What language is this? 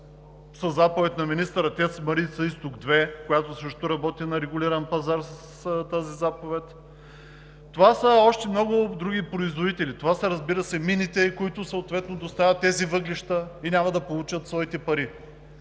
Bulgarian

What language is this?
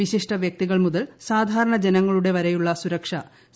Malayalam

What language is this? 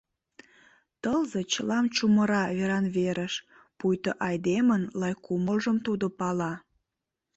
Mari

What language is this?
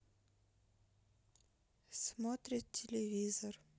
Russian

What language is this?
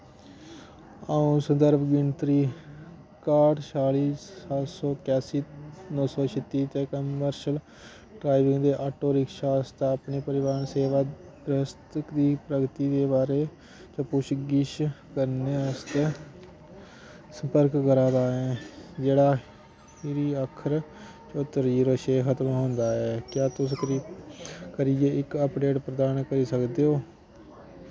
Dogri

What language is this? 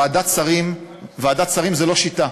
Hebrew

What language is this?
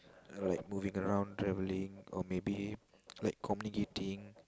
English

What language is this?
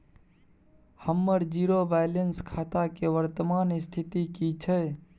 Maithili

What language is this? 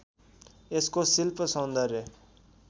Nepali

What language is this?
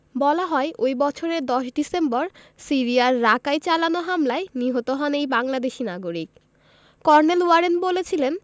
Bangla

